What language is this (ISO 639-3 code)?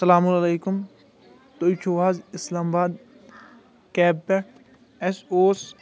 kas